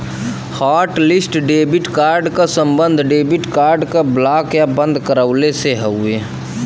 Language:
Bhojpuri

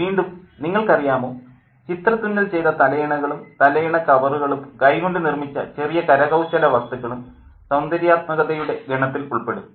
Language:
Malayalam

